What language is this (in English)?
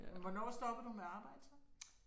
Danish